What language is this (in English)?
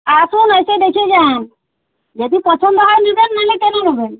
Bangla